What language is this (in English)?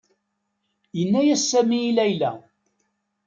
Kabyle